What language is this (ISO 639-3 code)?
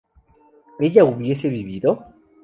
spa